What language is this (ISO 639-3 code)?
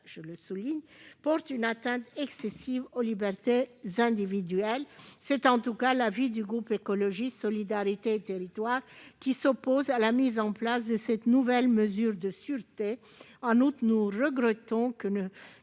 fra